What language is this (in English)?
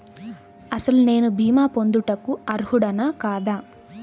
Telugu